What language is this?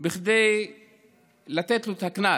Hebrew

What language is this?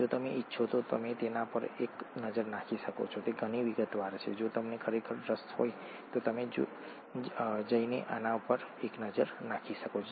Gujarati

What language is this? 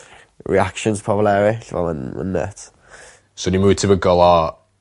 Welsh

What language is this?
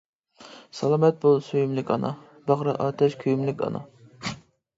Uyghur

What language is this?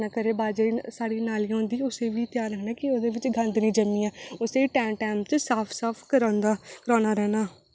Dogri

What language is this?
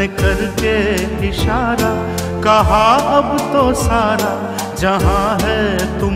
Hindi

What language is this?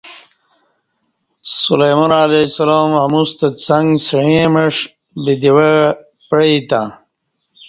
Kati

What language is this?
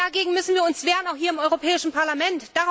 German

